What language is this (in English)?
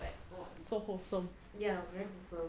English